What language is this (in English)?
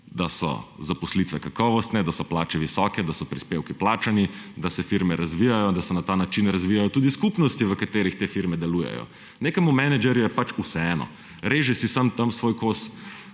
Slovenian